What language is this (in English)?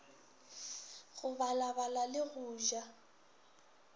Northern Sotho